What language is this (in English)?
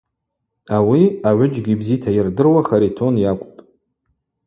Abaza